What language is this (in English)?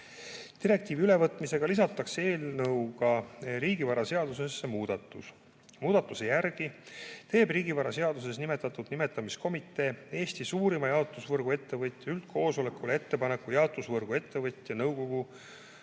Estonian